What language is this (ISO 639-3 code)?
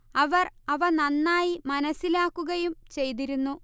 mal